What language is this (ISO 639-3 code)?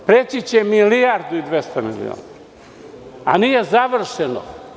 srp